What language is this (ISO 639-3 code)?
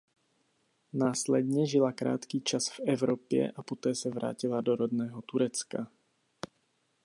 ces